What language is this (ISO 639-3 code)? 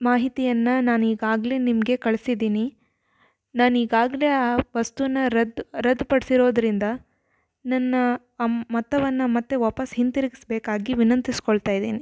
kan